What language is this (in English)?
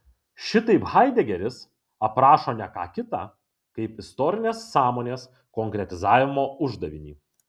Lithuanian